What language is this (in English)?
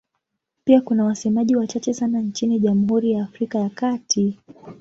Swahili